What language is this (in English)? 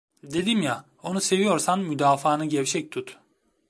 Turkish